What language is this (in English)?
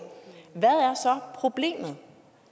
Danish